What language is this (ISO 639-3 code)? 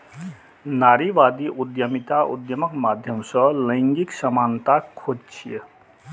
mai